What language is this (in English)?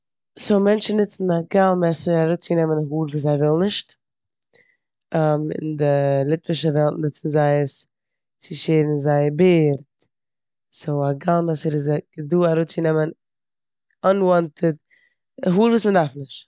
Yiddish